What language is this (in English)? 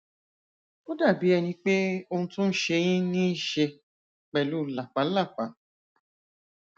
Yoruba